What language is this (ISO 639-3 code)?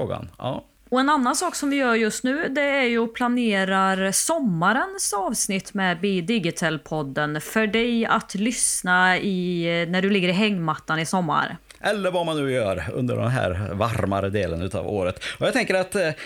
swe